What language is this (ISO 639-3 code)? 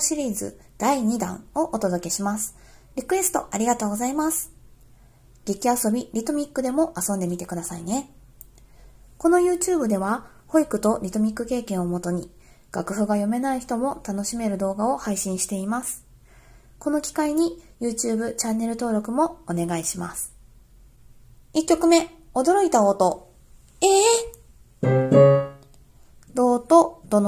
jpn